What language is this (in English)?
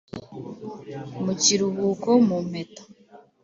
Kinyarwanda